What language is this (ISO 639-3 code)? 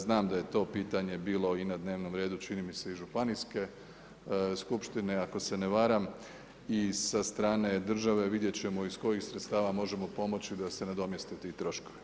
hrv